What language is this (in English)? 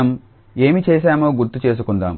Telugu